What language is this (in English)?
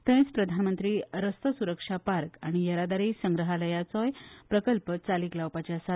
Konkani